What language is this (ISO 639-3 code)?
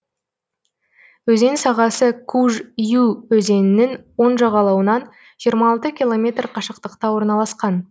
kaz